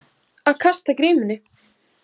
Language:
Icelandic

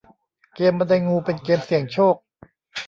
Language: Thai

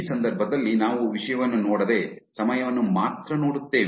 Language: Kannada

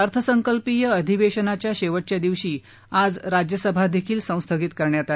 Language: Marathi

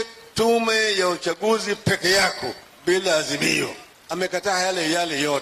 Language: Swahili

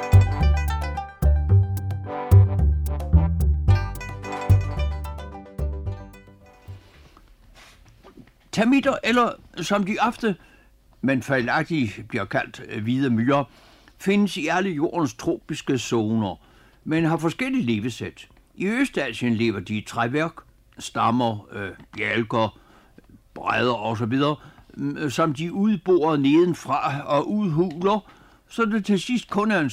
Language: Danish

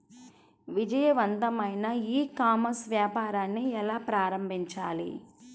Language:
Telugu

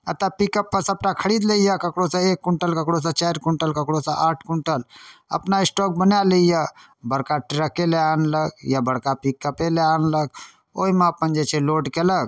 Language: Maithili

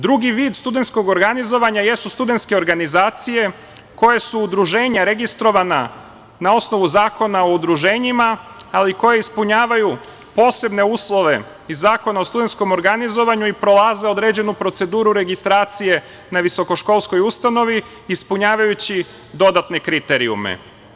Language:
Serbian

